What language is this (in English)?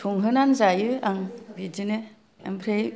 Bodo